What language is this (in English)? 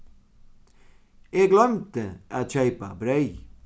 Faroese